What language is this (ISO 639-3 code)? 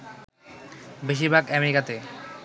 ben